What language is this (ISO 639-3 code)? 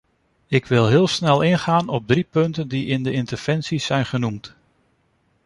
nld